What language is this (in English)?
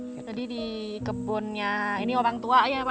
Indonesian